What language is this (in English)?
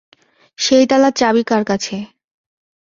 Bangla